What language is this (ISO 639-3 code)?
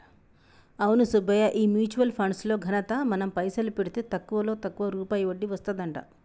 tel